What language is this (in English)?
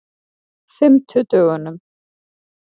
Icelandic